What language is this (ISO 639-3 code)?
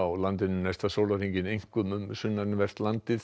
isl